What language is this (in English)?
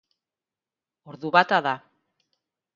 Basque